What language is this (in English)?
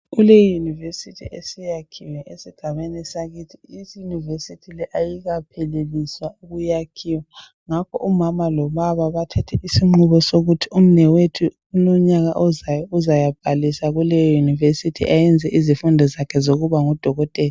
North Ndebele